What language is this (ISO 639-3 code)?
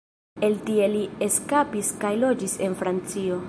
epo